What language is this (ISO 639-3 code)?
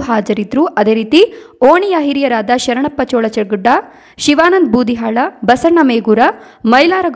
kan